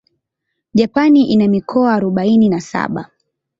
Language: Swahili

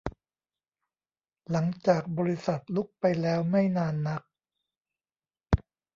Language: Thai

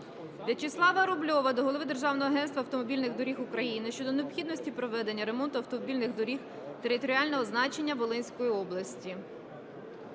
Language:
Ukrainian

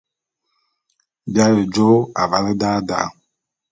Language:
Bulu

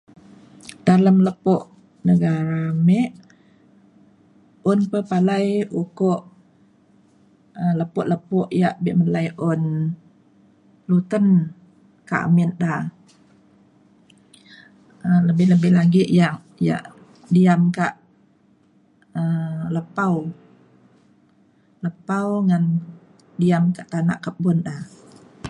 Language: Mainstream Kenyah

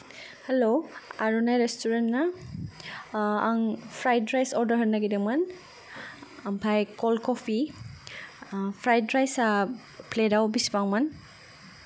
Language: Bodo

